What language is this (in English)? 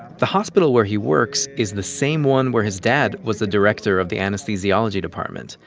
English